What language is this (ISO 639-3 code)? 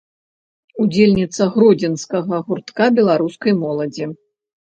bel